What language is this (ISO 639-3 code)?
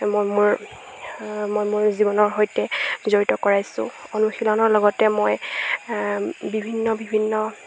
asm